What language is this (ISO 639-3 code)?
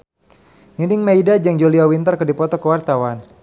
sun